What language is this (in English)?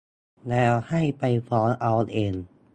Thai